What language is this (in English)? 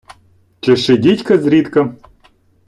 Ukrainian